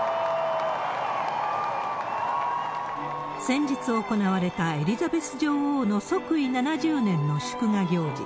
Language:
Japanese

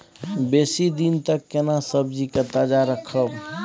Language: Maithili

